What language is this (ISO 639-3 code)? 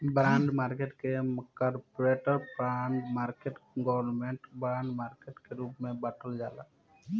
bho